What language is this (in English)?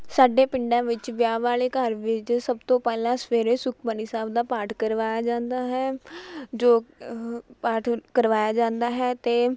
Punjabi